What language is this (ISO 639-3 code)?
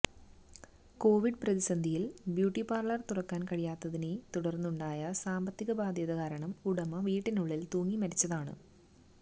mal